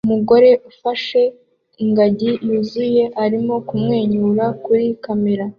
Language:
Kinyarwanda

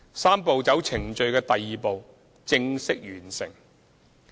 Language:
Cantonese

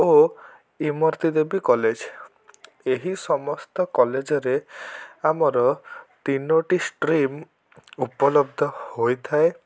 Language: Odia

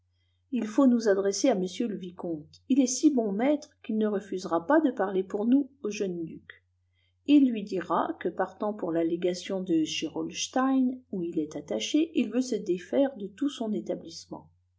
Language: French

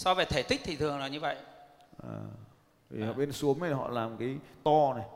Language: Vietnamese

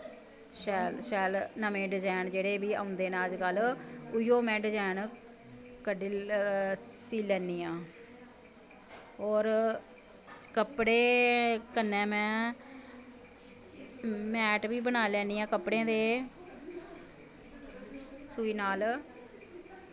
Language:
Dogri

